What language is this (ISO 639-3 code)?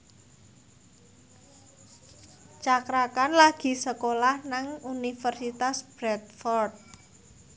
jav